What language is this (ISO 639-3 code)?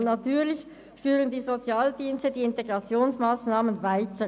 gsw